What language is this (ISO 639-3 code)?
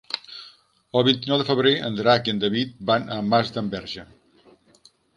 cat